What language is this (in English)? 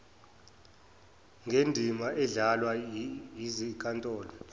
Zulu